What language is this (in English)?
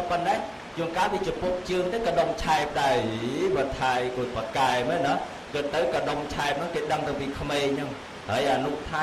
Thai